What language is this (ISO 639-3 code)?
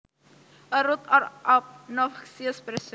jav